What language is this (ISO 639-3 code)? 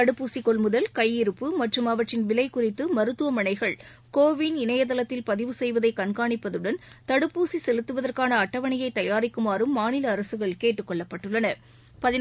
tam